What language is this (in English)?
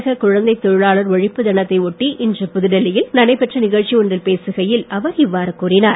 Tamil